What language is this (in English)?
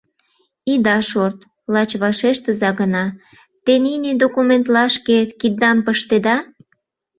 Mari